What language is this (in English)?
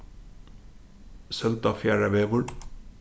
Faroese